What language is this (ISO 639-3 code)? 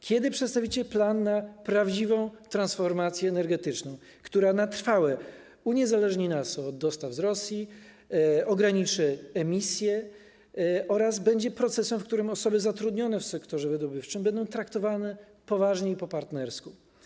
pol